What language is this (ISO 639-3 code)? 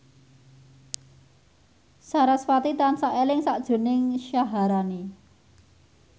jav